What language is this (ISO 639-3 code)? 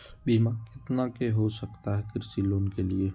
mag